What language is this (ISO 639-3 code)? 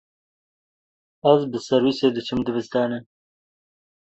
kur